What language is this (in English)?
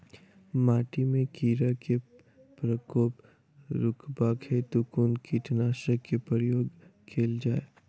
Maithili